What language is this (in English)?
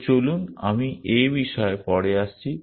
Bangla